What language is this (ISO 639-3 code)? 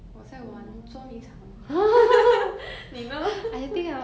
eng